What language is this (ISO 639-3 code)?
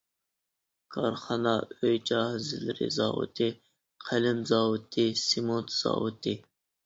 uig